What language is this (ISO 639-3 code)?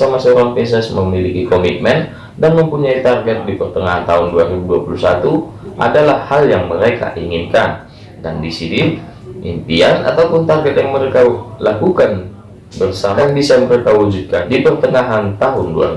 ind